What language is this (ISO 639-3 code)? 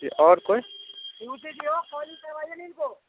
mai